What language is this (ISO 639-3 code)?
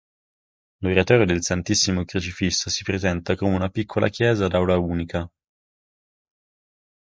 ita